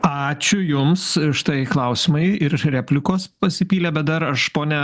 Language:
Lithuanian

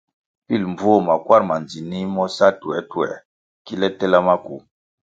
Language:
Kwasio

